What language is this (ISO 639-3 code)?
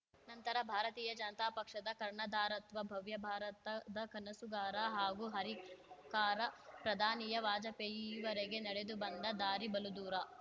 kan